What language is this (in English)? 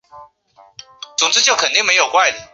Chinese